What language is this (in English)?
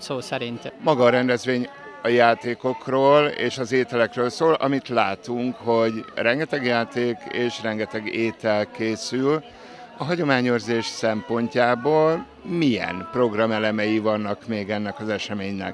Hungarian